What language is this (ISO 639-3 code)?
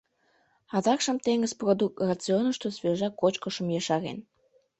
chm